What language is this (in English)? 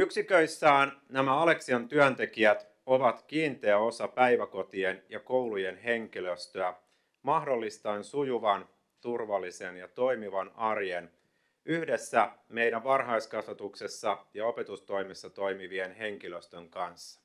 Finnish